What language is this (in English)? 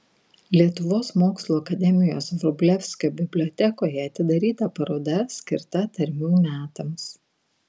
Lithuanian